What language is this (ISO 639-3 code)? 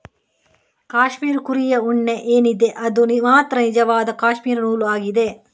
kan